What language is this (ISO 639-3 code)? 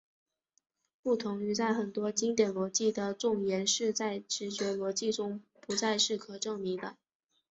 zho